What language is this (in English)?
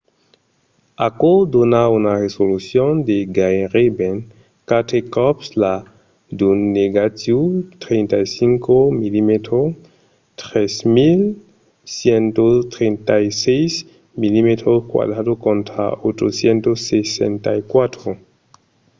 Occitan